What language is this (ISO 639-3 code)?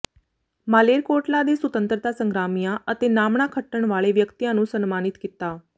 pan